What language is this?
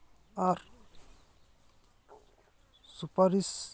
Santali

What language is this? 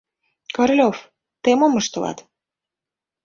Mari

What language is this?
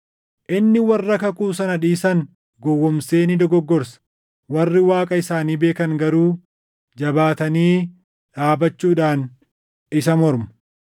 Oromo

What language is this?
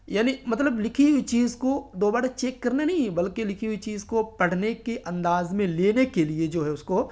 Urdu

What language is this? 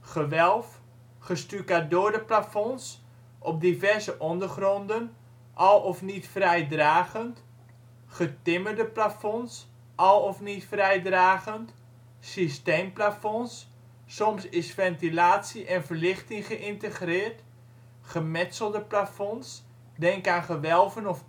Dutch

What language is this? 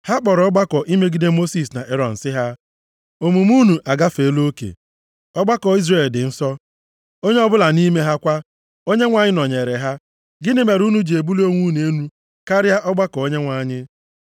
Igbo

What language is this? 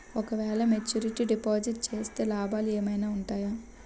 Telugu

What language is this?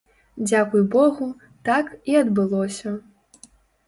Belarusian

